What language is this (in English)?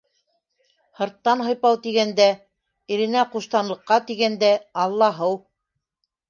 Bashkir